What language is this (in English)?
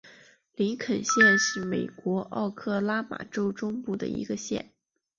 Chinese